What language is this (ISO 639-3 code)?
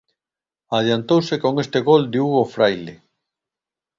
glg